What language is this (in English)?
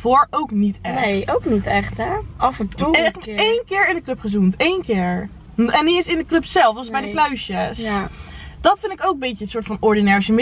Dutch